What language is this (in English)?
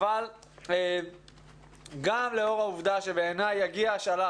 Hebrew